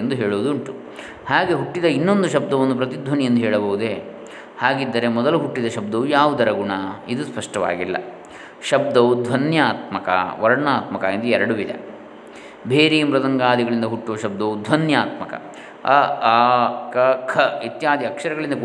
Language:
Kannada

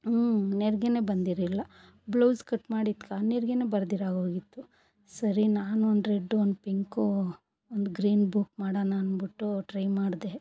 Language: Kannada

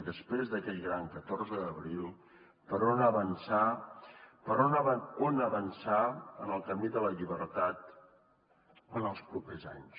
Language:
Catalan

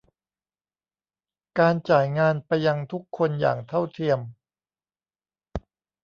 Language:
Thai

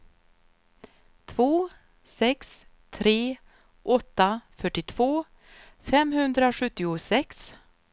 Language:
Swedish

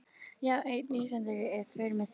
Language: Icelandic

